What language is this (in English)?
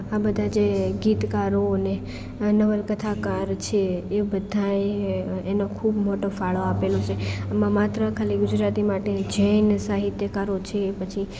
Gujarati